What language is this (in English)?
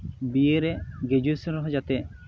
Santali